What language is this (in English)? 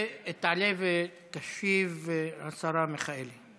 Hebrew